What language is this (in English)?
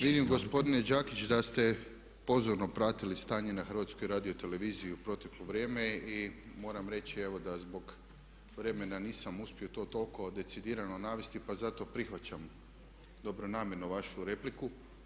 Croatian